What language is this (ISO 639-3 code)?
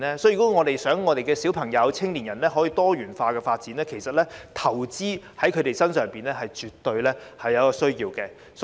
yue